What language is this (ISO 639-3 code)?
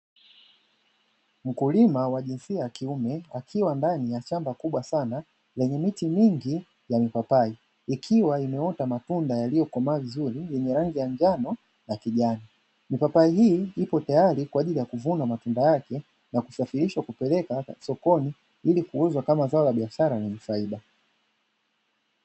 swa